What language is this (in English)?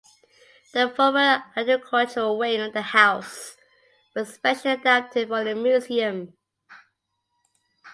English